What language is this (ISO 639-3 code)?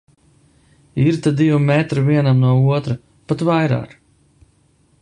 lav